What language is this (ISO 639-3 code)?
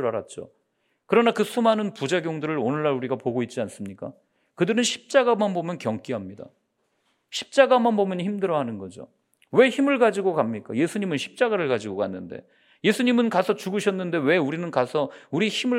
kor